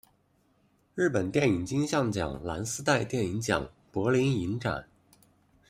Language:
Chinese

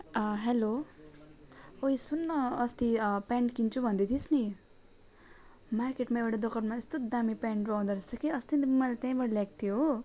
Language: Nepali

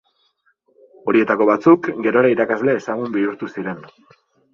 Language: Basque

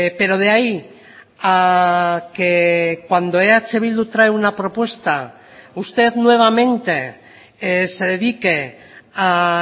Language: Spanish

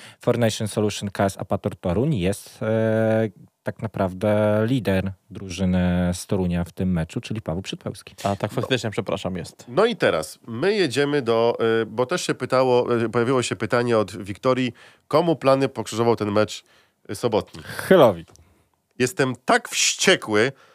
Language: Polish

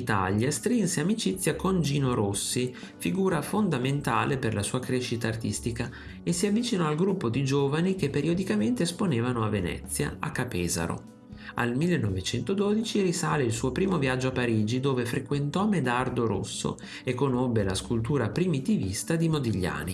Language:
Italian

